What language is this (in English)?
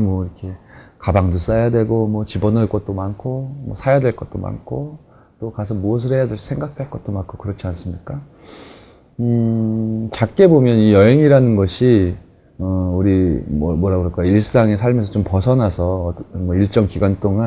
Korean